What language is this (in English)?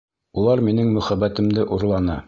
Bashkir